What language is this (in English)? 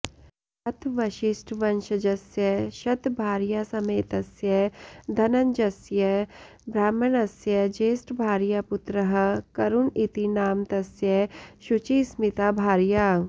Sanskrit